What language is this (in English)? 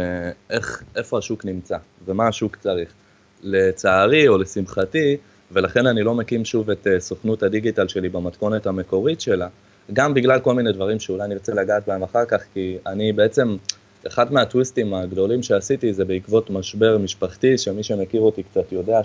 Hebrew